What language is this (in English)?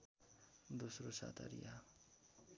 Nepali